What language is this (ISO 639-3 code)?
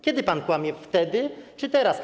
pol